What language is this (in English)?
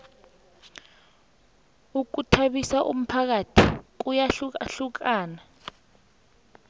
South Ndebele